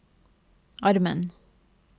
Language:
Norwegian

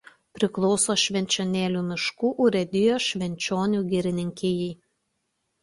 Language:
Lithuanian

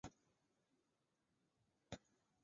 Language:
Chinese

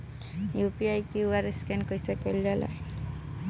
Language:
Bhojpuri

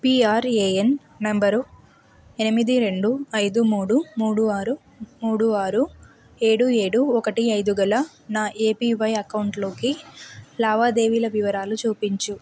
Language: Telugu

